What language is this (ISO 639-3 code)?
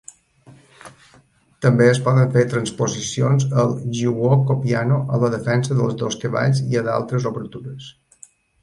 cat